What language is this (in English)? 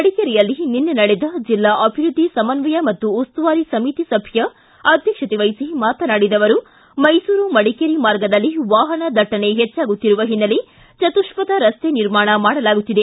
Kannada